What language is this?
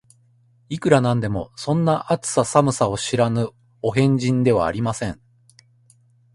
Japanese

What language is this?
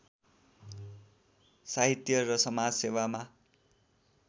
Nepali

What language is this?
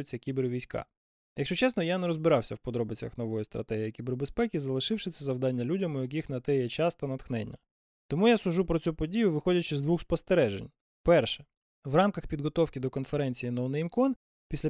Ukrainian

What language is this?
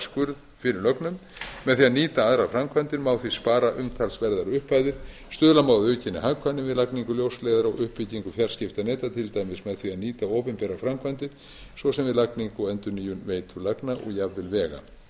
Icelandic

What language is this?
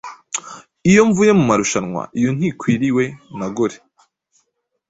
Kinyarwanda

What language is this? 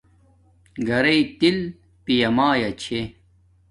Domaaki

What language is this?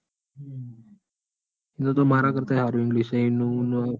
Gujarati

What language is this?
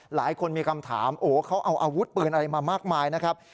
Thai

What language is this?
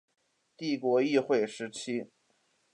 Chinese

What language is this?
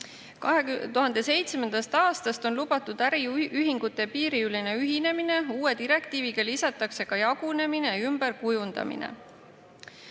Estonian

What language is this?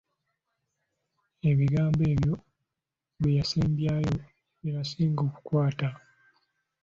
Ganda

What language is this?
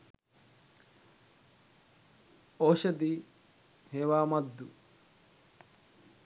Sinhala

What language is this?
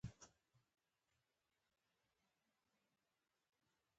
Pashto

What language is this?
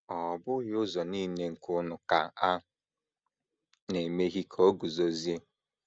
Igbo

